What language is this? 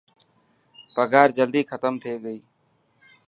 Dhatki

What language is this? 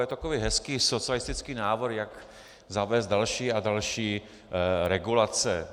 Czech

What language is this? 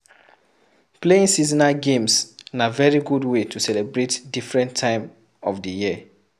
Nigerian Pidgin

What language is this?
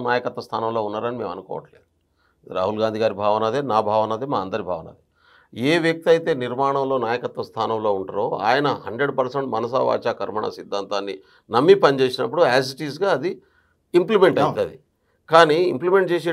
Telugu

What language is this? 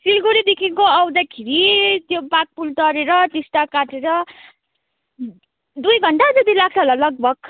Nepali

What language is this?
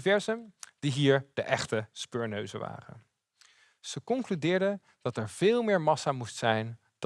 Dutch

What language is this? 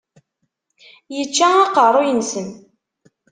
Kabyle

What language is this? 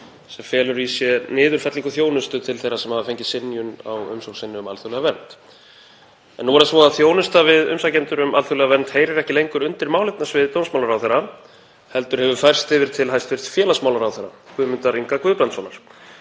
Icelandic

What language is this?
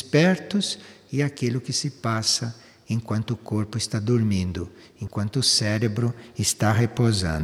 Portuguese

